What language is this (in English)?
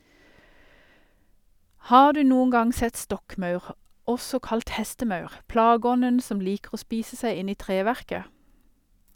Norwegian